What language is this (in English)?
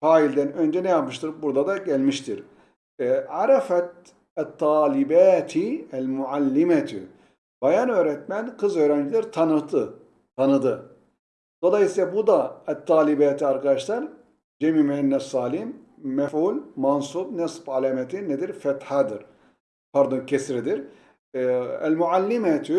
Turkish